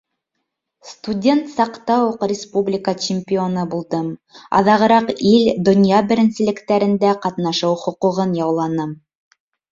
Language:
Bashkir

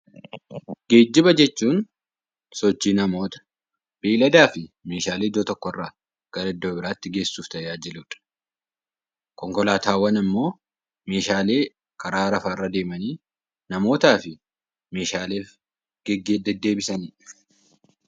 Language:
Oromo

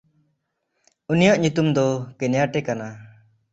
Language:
Santali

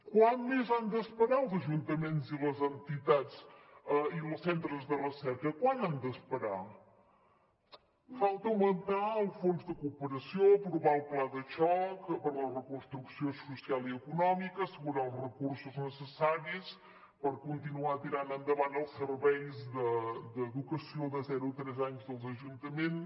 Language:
Catalan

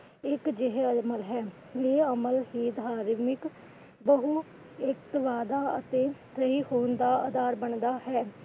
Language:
Punjabi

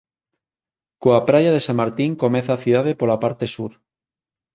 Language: Galician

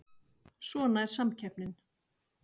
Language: Icelandic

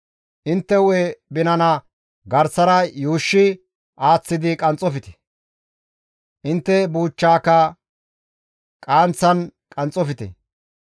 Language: Gamo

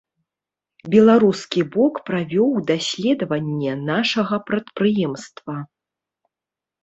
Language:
Belarusian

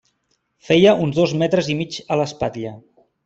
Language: Catalan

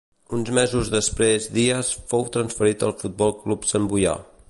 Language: Catalan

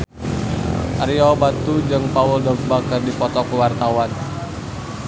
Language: Sundanese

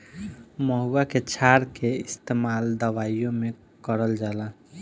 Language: Bhojpuri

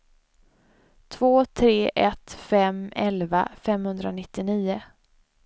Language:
Swedish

